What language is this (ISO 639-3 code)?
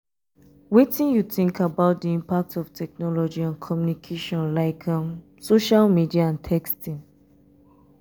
pcm